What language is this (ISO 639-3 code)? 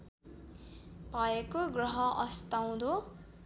nep